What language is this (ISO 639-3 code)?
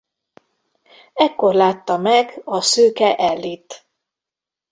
hun